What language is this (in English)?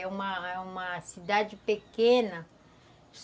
Portuguese